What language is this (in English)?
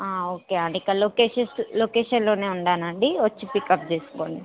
Telugu